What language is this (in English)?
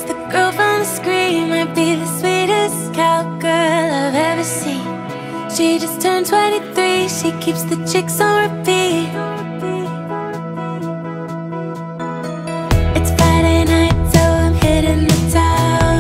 English